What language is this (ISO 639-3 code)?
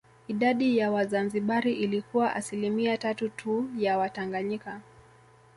swa